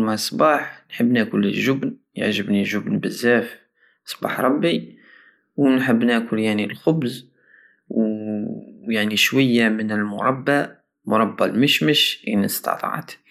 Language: Algerian Saharan Arabic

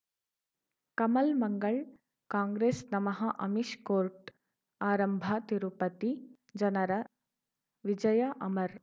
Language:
Kannada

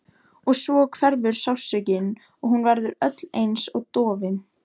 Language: Icelandic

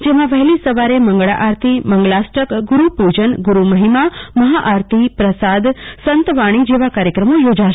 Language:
Gujarati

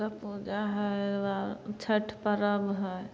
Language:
Maithili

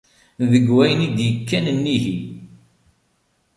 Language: Kabyle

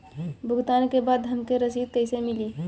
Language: Bhojpuri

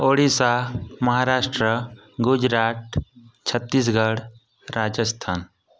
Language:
Odia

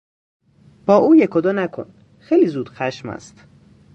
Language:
Persian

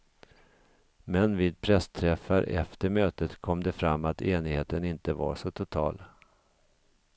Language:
Swedish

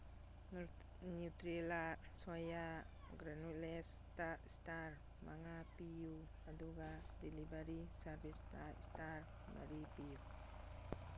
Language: Manipuri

